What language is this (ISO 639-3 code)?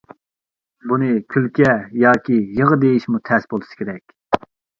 uig